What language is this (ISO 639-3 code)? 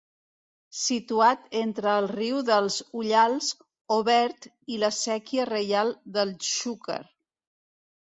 cat